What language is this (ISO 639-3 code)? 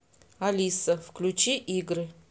rus